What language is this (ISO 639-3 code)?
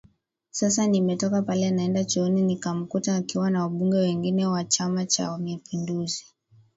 swa